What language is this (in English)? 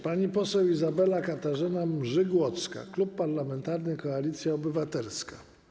Polish